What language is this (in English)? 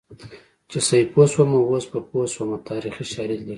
Pashto